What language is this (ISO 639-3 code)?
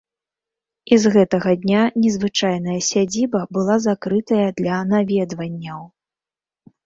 bel